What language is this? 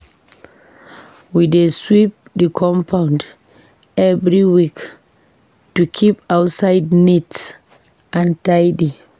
Nigerian Pidgin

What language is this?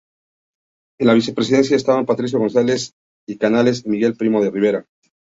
Spanish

